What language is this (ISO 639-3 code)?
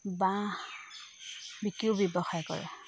asm